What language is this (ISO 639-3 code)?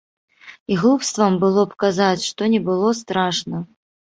bel